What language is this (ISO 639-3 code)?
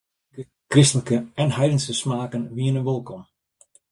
fry